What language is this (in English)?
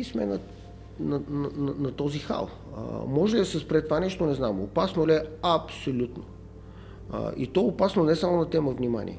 Bulgarian